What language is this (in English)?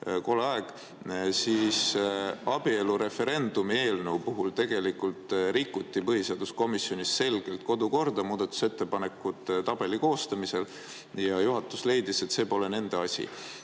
Estonian